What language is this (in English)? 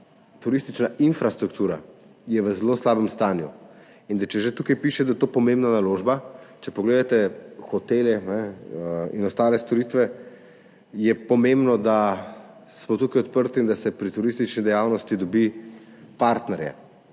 Slovenian